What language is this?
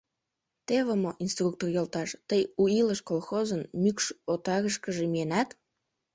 Mari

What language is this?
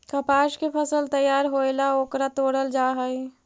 Magahi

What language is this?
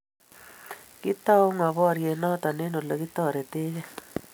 Kalenjin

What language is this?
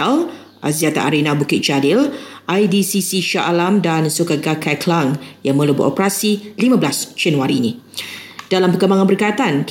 Malay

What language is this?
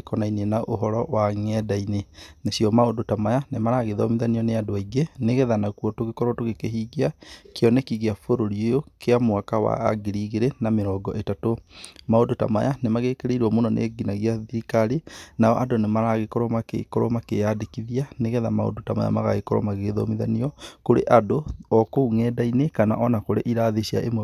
Kikuyu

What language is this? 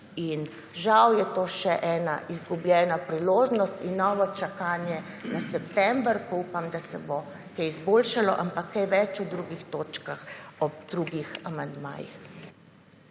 Slovenian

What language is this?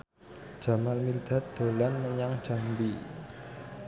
Javanese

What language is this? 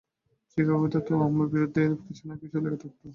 Bangla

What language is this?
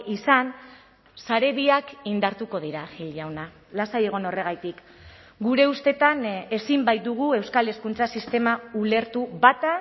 Basque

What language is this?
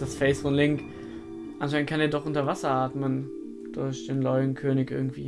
German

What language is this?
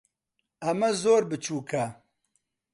Central Kurdish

